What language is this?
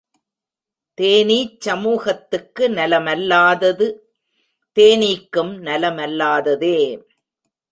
Tamil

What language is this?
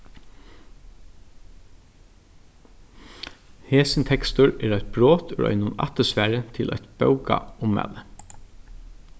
Faroese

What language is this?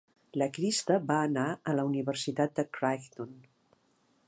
Catalan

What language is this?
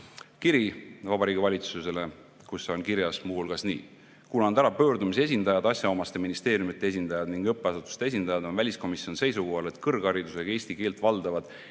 Estonian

